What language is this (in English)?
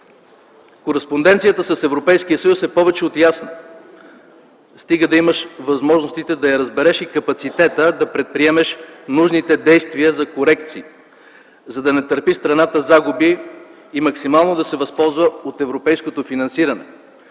Bulgarian